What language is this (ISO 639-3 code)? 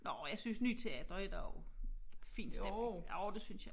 dan